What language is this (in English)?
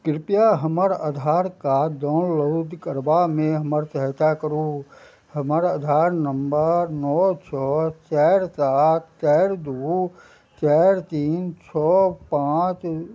Maithili